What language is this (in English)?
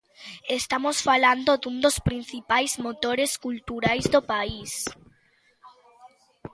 Galician